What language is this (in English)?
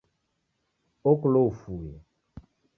Taita